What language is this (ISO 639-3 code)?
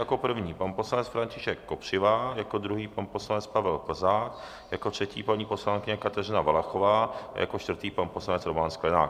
ces